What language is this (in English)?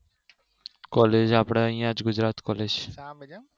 Gujarati